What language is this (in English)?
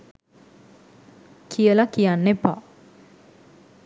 Sinhala